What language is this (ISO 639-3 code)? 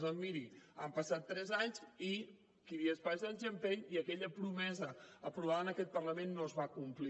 cat